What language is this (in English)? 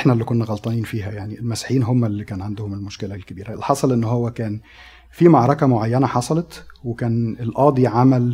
Arabic